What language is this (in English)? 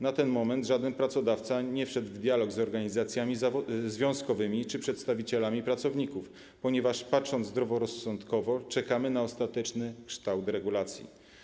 Polish